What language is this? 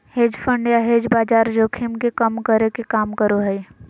Magahi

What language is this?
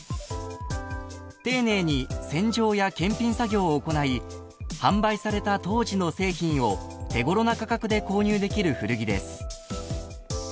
Japanese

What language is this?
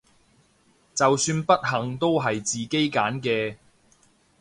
Cantonese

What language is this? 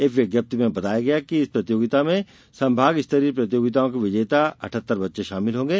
Hindi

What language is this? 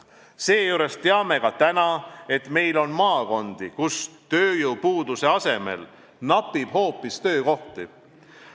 Estonian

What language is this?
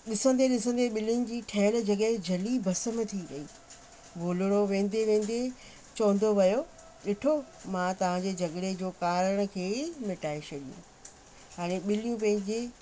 Sindhi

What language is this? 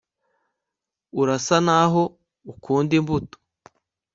Kinyarwanda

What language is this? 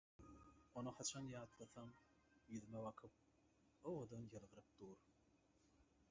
Turkmen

